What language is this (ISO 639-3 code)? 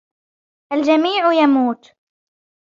ara